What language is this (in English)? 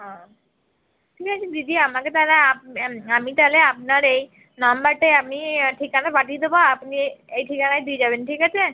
Bangla